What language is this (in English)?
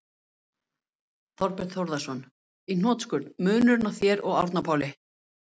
Icelandic